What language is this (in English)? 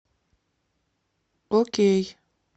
Russian